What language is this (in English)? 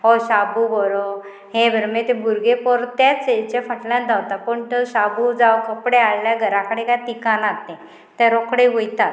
Konkani